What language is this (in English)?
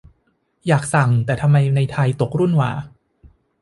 Thai